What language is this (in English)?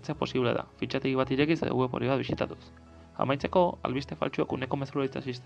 Basque